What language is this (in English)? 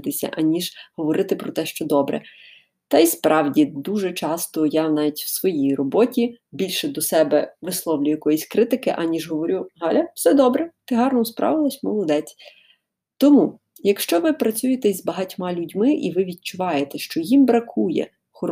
Ukrainian